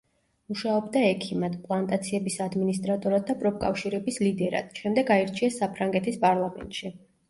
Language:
Georgian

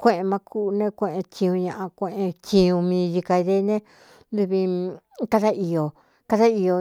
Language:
Cuyamecalco Mixtec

